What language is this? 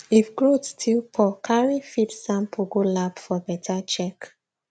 Nigerian Pidgin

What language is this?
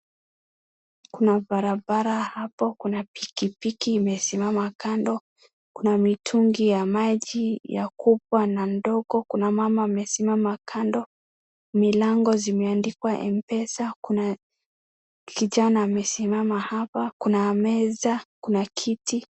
Swahili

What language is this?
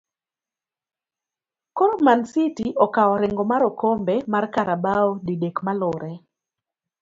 Luo (Kenya and Tanzania)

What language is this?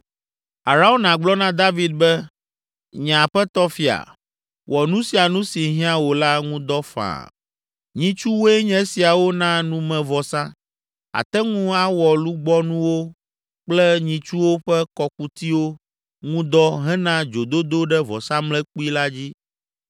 Ewe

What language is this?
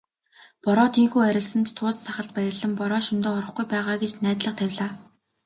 Mongolian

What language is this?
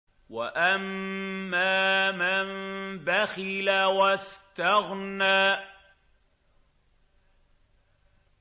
Arabic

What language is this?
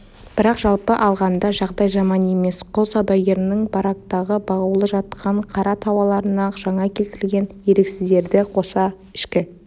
Kazakh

